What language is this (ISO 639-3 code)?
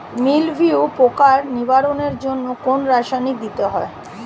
ben